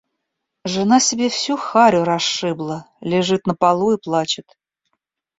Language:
Russian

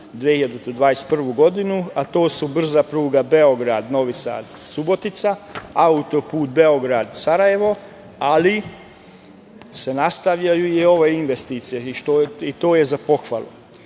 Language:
Serbian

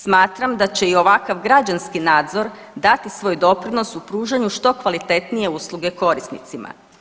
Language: Croatian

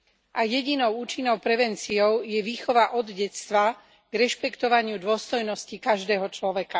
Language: Slovak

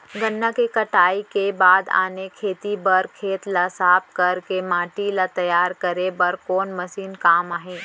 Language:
Chhattisgarhi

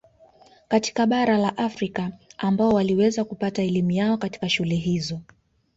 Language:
Swahili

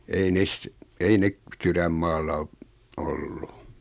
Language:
Finnish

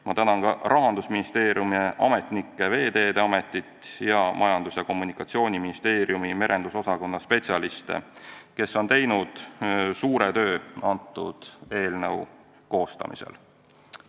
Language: Estonian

